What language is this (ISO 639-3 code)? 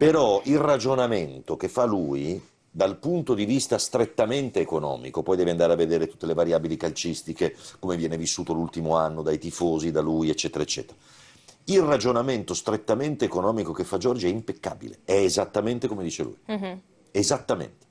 ita